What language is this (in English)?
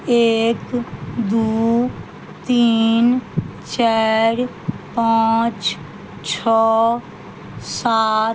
Maithili